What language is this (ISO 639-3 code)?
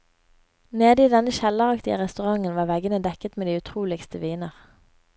nor